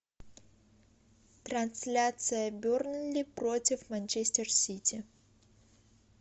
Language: Russian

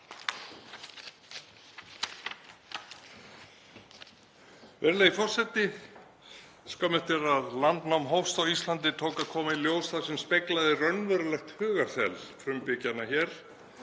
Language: Icelandic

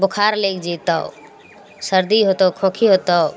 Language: Maithili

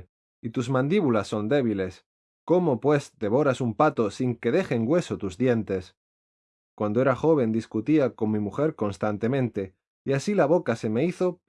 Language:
Spanish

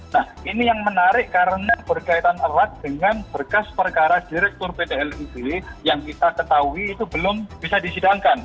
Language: Indonesian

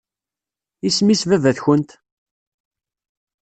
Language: Kabyle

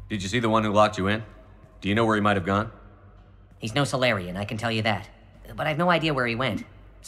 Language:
Polish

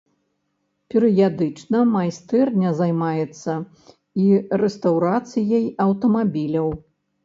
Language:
Belarusian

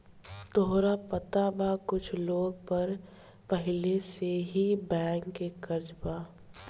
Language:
Bhojpuri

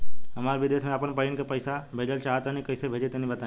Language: Bhojpuri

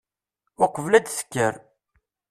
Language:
Kabyle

